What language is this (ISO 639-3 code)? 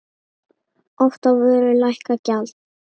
isl